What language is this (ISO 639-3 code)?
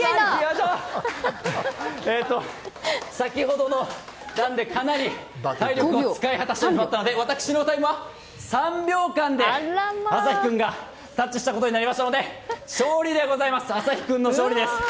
jpn